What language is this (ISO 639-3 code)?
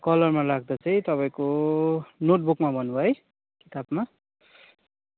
nep